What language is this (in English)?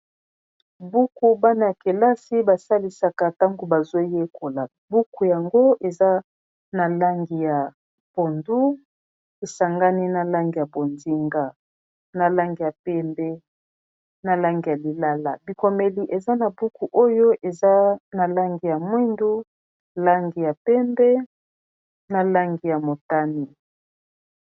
Lingala